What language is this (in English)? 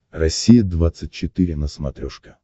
Russian